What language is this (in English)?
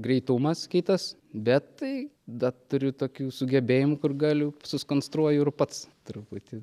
Lithuanian